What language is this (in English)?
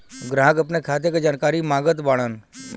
Bhojpuri